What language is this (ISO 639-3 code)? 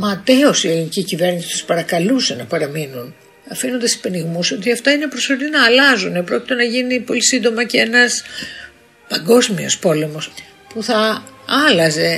ell